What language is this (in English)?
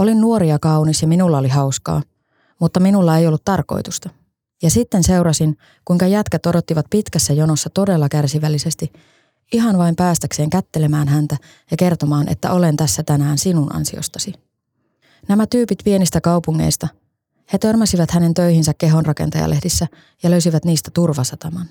Finnish